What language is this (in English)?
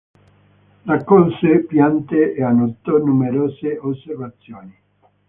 Italian